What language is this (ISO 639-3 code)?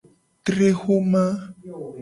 gej